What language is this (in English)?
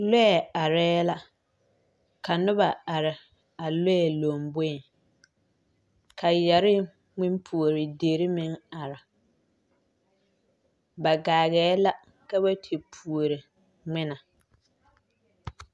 Southern Dagaare